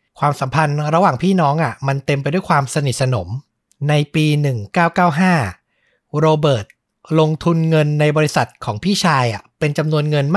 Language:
Thai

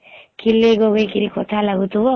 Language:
Odia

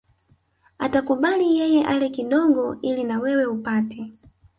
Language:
Swahili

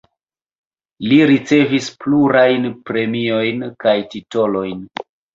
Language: Esperanto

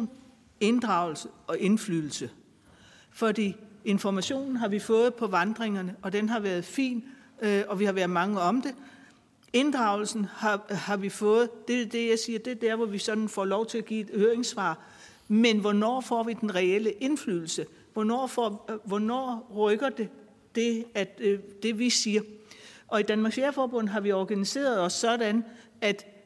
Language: Danish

